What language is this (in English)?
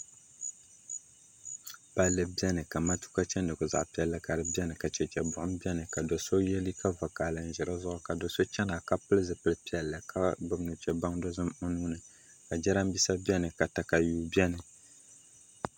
Dagbani